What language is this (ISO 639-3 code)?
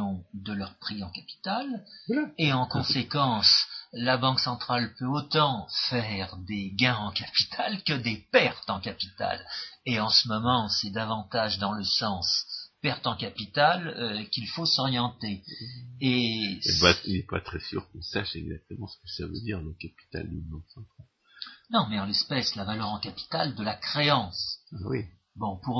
fra